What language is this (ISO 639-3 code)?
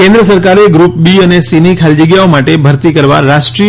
guj